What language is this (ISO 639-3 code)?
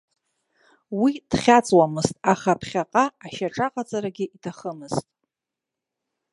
abk